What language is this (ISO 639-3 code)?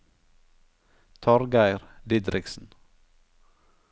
nor